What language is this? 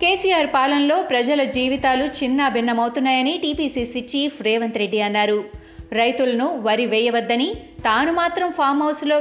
Telugu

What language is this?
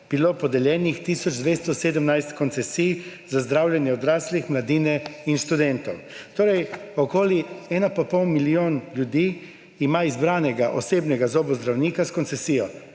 Slovenian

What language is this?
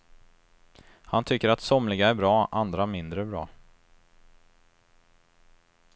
Swedish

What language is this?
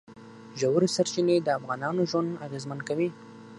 Pashto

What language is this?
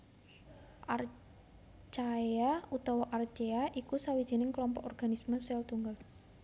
Javanese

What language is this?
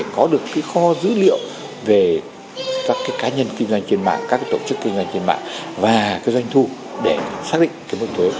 Vietnamese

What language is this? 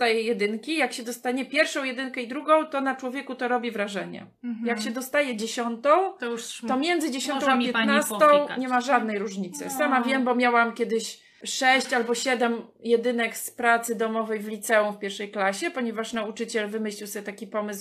Polish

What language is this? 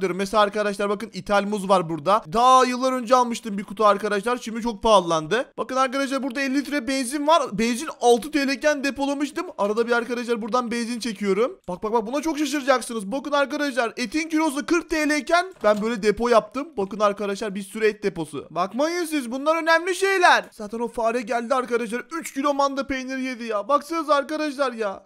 Turkish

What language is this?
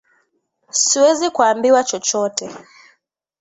Swahili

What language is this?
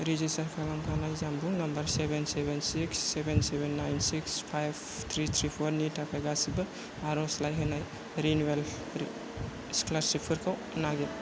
Bodo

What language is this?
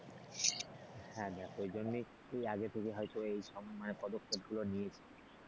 Bangla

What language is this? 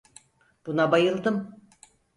Turkish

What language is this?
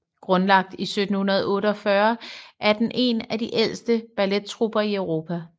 Danish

